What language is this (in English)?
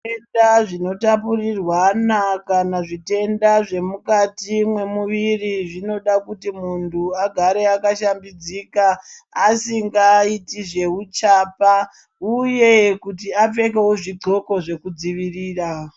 Ndau